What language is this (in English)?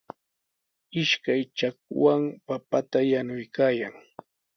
Sihuas Ancash Quechua